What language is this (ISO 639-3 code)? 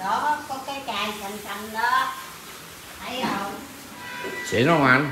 vie